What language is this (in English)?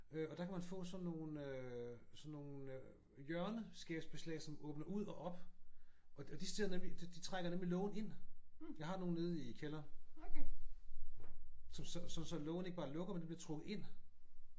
Danish